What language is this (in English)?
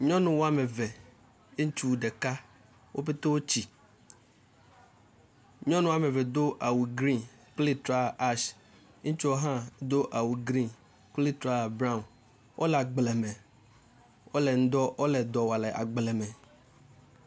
Ewe